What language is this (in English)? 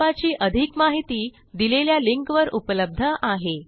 Marathi